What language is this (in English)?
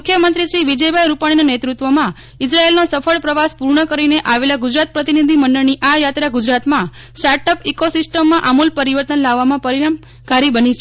Gujarati